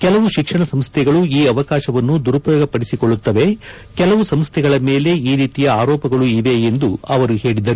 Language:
Kannada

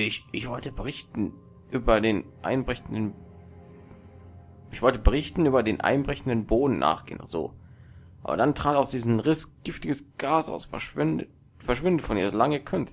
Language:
German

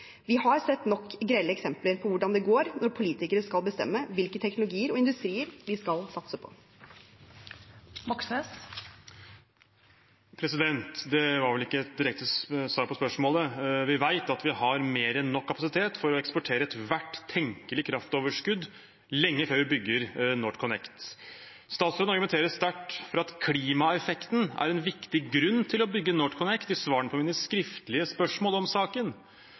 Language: Norwegian Bokmål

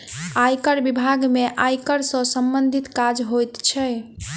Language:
Maithili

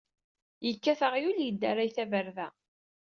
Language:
Kabyle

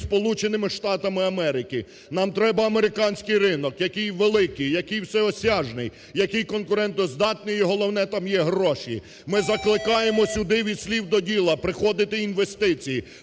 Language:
Ukrainian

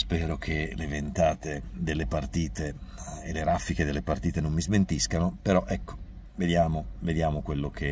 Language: Italian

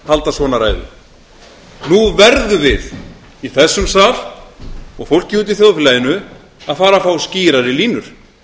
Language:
Icelandic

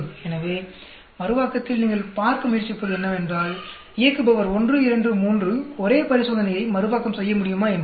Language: Tamil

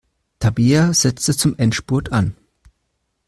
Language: German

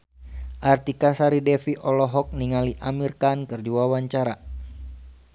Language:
Sundanese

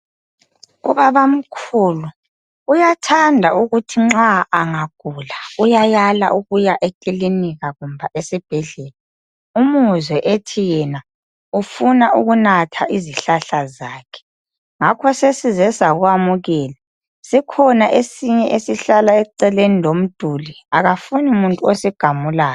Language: North Ndebele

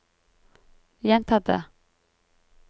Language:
Norwegian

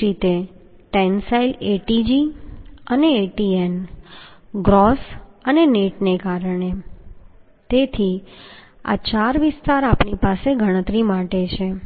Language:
Gujarati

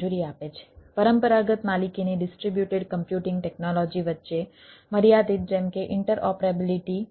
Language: Gujarati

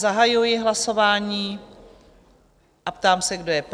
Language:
Czech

